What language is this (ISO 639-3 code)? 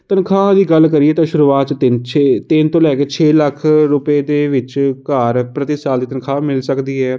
pan